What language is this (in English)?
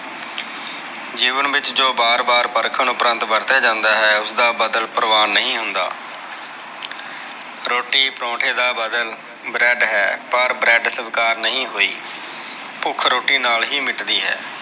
Punjabi